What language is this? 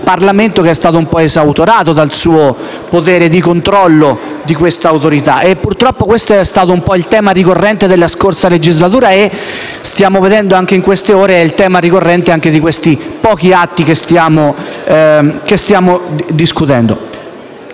Italian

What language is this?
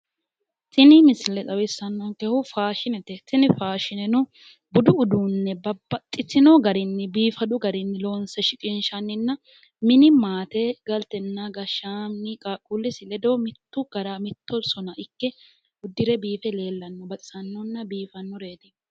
Sidamo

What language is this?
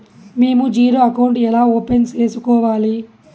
Telugu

